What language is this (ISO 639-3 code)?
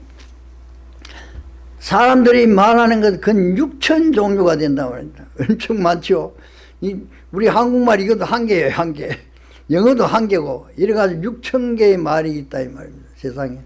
kor